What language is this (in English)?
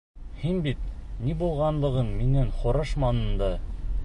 Bashkir